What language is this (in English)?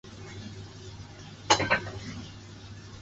Chinese